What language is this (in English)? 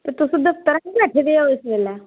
Dogri